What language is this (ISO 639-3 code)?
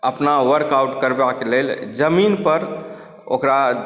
mai